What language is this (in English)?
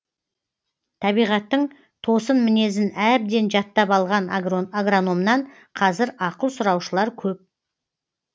Kazakh